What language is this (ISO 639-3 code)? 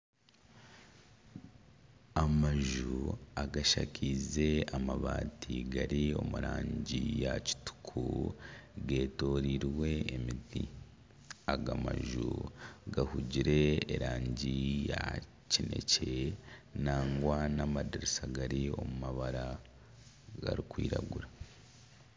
nyn